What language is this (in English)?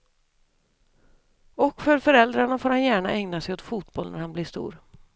Swedish